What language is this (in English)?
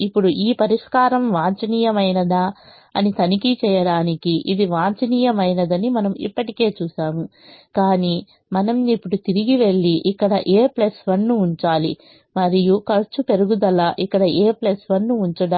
Telugu